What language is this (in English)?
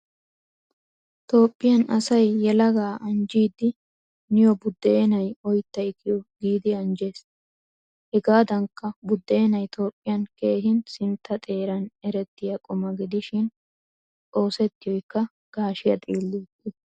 Wolaytta